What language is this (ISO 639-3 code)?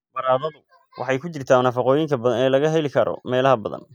som